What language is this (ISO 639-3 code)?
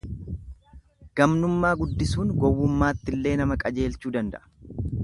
orm